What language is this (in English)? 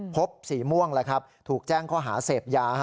Thai